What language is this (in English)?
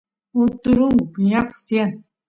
Santiago del Estero Quichua